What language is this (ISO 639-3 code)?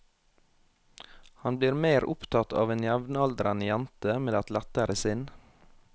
nor